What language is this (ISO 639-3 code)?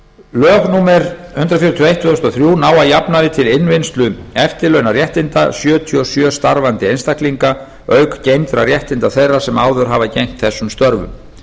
isl